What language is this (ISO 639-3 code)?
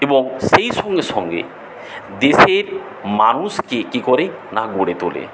ben